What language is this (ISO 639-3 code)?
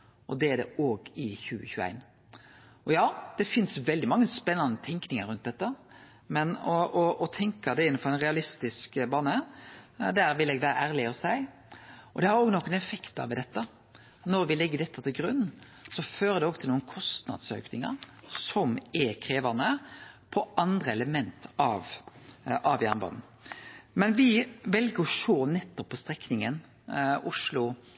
nno